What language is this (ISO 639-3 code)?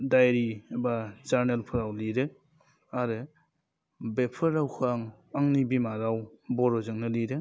brx